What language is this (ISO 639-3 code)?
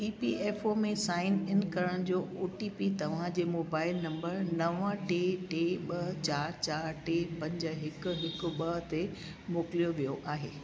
snd